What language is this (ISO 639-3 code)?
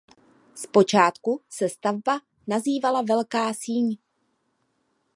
ces